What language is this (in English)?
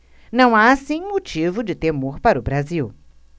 Portuguese